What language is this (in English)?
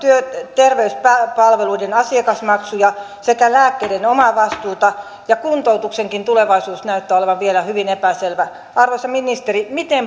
Finnish